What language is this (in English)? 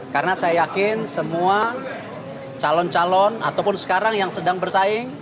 Indonesian